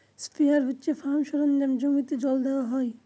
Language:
Bangla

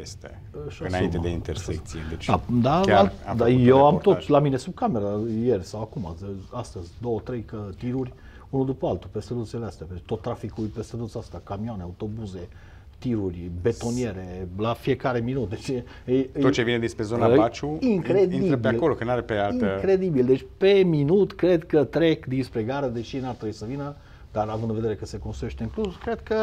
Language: Romanian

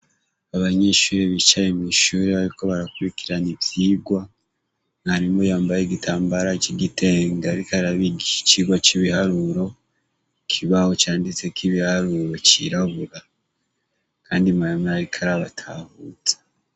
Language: Rundi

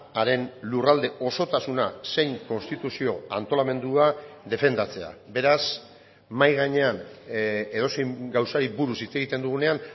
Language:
Basque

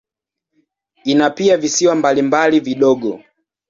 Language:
Swahili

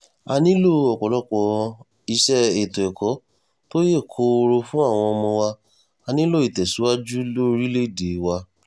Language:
Yoruba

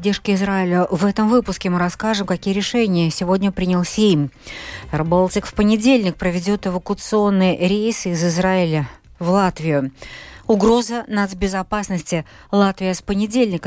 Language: Russian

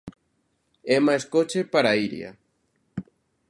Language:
Galician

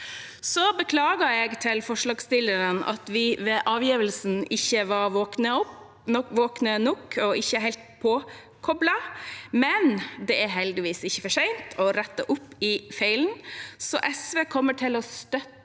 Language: Norwegian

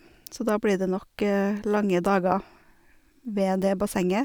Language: Norwegian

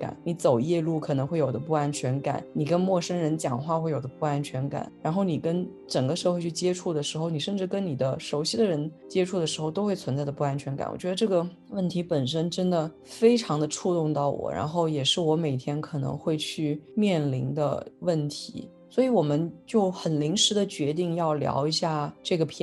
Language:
Chinese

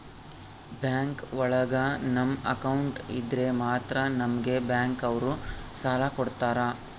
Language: Kannada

